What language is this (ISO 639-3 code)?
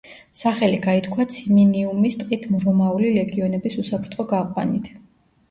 kat